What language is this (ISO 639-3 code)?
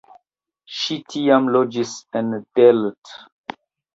epo